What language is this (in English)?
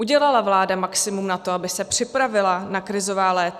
Czech